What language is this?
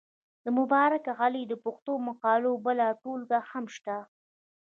Pashto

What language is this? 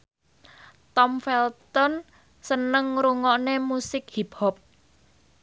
Javanese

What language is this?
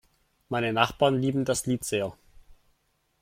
German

